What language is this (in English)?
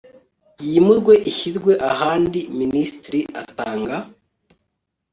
Kinyarwanda